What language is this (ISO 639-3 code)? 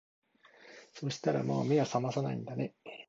jpn